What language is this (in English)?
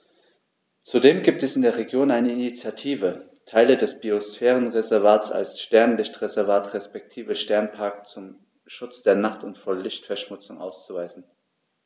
German